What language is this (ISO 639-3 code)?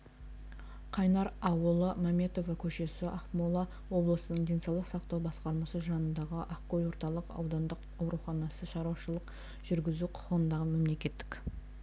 kaz